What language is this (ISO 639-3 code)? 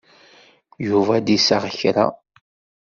kab